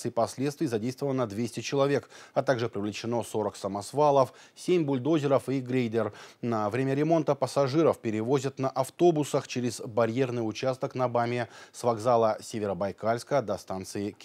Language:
Russian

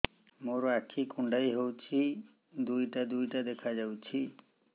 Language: Odia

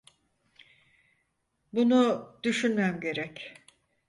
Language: Turkish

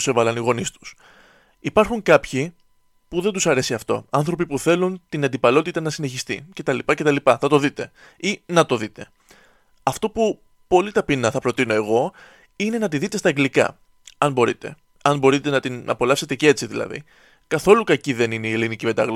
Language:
Greek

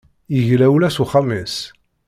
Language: Kabyle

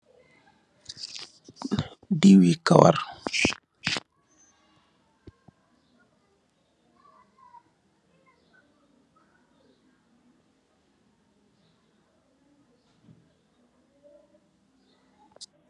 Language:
Wolof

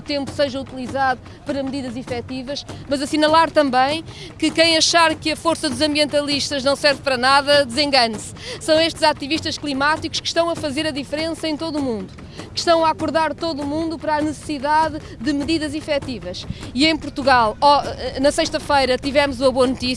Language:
Portuguese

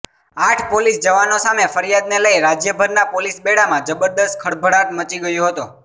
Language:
Gujarati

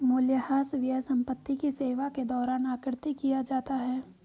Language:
Hindi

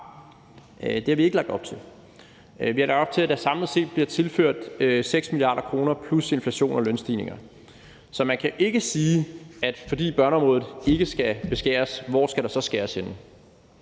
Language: Danish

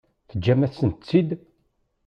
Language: Kabyle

